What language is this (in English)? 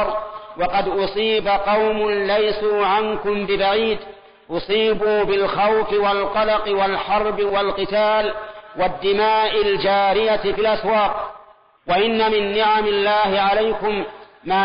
Arabic